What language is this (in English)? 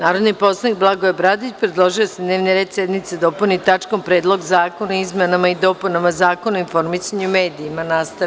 Serbian